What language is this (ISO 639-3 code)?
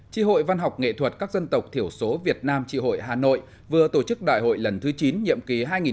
vie